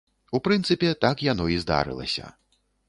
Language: Belarusian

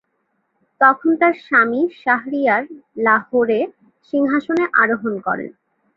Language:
Bangla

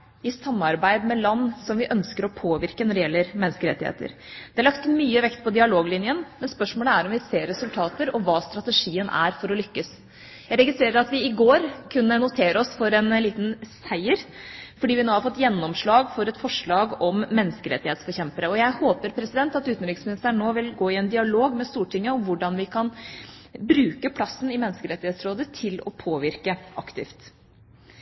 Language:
Norwegian Bokmål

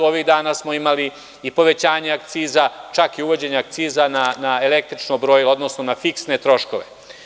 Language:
Serbian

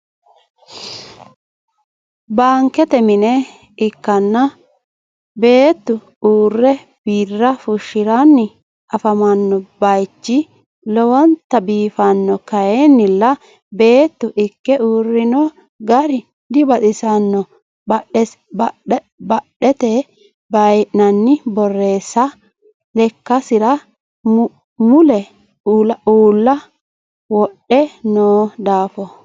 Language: Sidamo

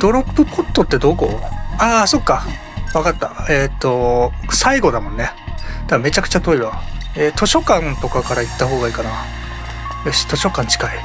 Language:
Japanese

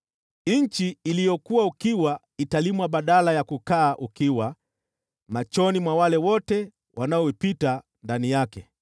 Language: Swahili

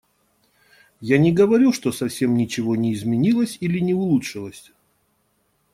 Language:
Russian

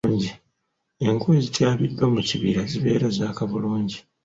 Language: Ganda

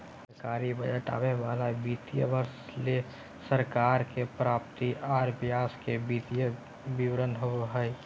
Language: Magahi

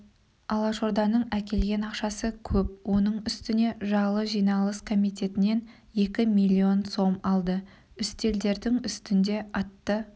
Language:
Kazakh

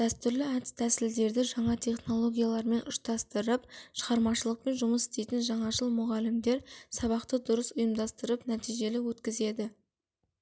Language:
Kazakh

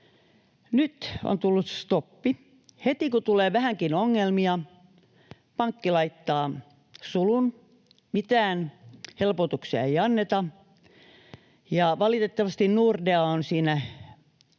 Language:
Finnish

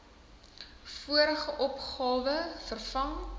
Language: Afrikaans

